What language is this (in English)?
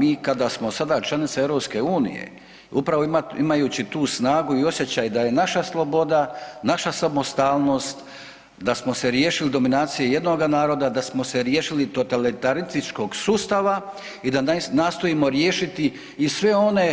Croatian